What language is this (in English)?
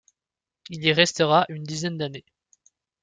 French